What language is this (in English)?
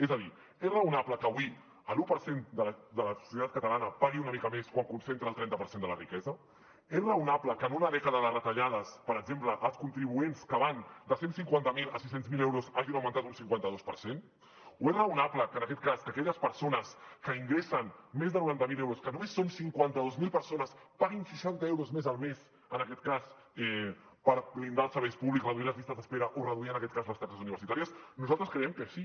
Catalan